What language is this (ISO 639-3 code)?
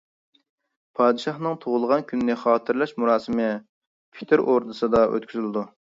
uig